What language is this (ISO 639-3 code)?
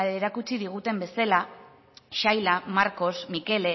eus